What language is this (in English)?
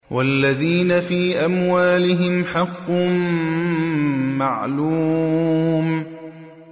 Arabic